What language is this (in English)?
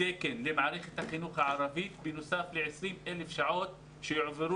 Hebrew